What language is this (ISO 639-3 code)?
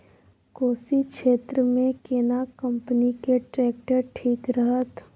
mai